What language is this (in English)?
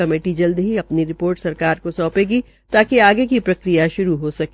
Hindi